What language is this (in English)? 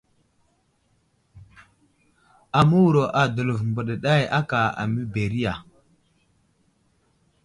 Wuzlam